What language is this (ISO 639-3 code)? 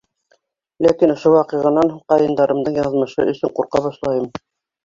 bak